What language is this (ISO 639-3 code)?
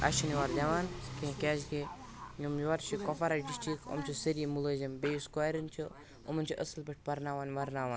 kas